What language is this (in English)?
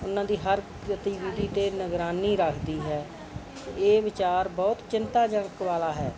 Punjabi